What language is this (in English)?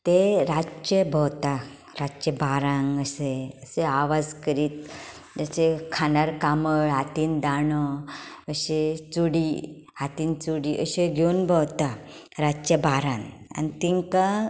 Konkani